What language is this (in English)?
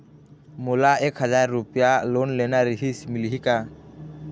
Chhattisgarhi